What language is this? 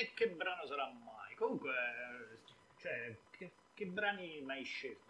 Italian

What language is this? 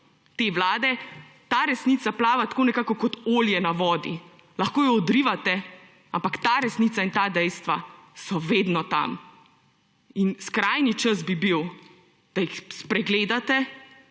Slovenian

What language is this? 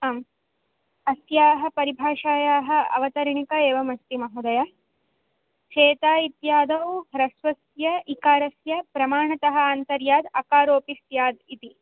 Sanskrit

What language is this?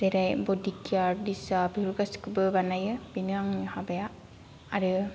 Bodo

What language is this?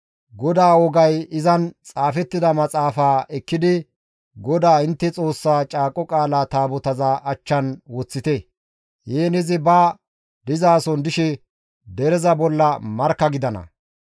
Gamo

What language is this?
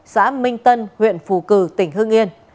Vietnamese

